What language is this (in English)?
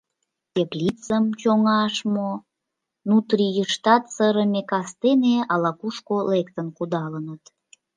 Mari